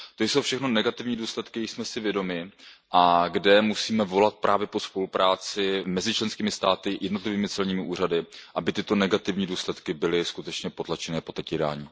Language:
Czech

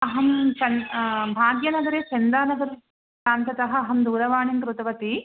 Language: Sanskrit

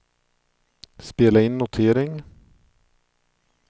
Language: Swedish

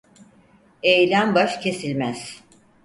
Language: Turkish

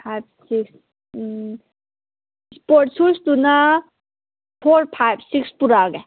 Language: Manipuri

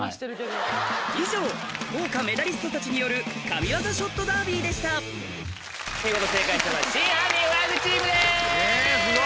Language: Japanese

